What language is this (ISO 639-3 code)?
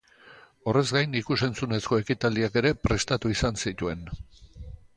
eus